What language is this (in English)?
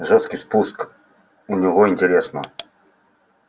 Russian